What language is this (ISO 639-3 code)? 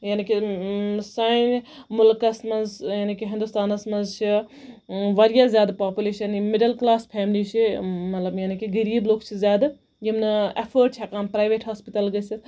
kas